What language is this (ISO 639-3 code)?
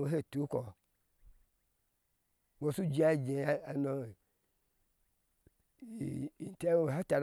ahs